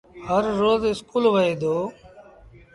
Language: Sindhi Bhil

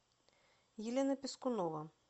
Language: Russian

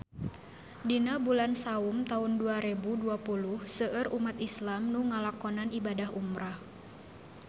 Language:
Sundanese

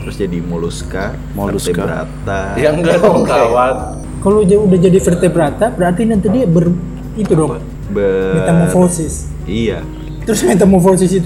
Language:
Indonesian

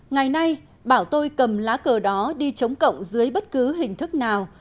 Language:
Vietnamese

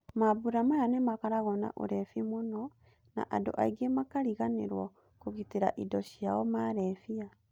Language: Kikuyu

